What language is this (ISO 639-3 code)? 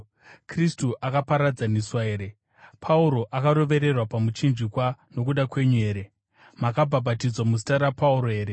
sna